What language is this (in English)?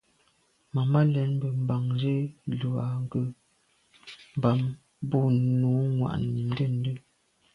Medumba